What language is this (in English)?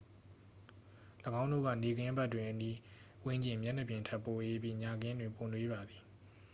Burmese